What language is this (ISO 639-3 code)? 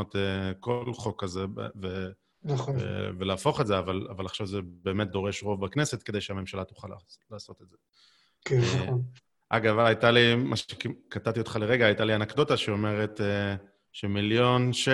heb